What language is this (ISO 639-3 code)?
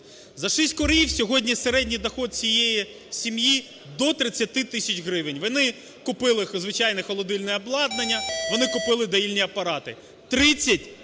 ukr